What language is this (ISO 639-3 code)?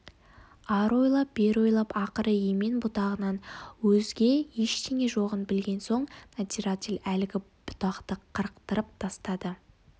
kaz